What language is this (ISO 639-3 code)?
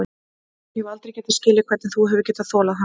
isl